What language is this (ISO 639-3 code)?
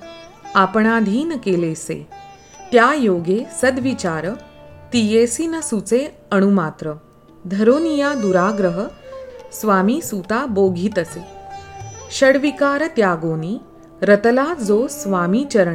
mar